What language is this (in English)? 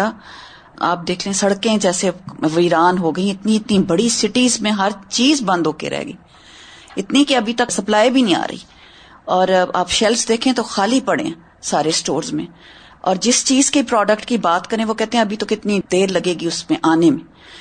Urdu